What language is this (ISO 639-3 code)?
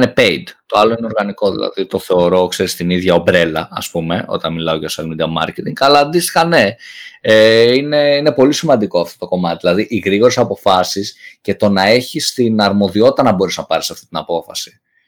ell